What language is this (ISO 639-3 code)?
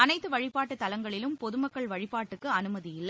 tam